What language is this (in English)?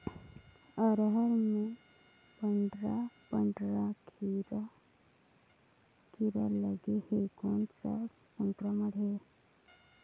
Chhattisgarhi